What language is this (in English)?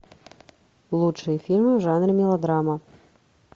Russian